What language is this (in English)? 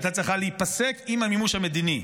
Hebrew